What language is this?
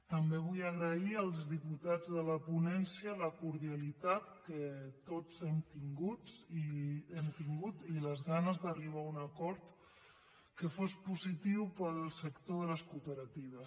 Catalan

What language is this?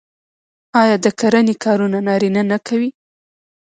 Pashto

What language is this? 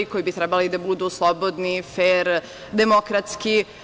Serbian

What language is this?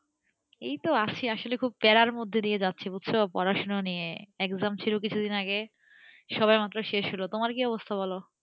Bangla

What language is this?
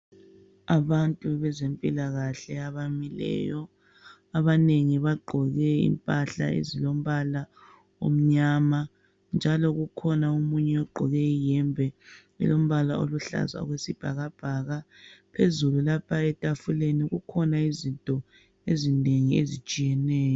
North Ndebele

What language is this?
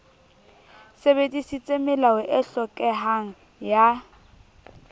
Southern Sotho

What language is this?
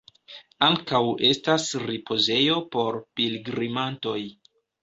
Esperanto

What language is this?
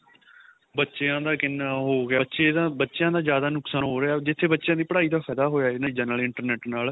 Punjabi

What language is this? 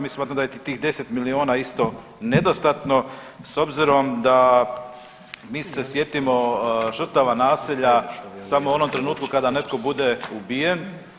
Croatian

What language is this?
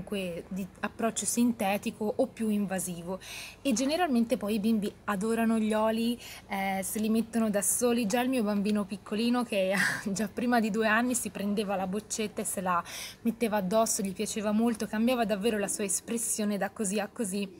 Italian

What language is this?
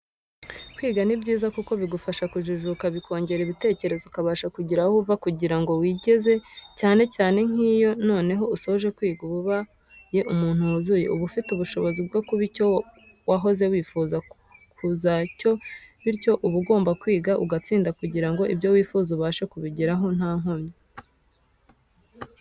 Kinyarwanda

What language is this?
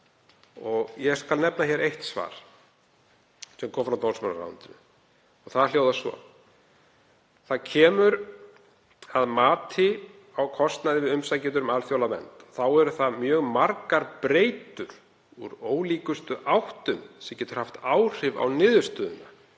Icelandic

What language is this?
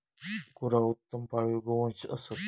Marathi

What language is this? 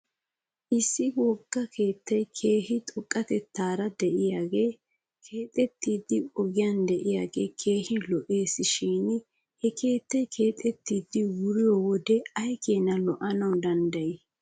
Wolaytta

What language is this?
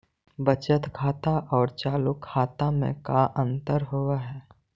Magahi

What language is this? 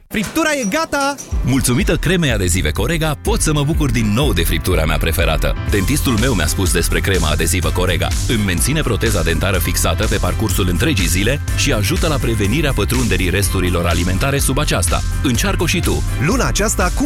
Romanian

